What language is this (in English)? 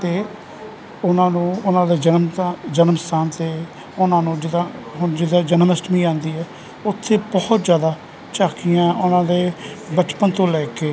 Punjabi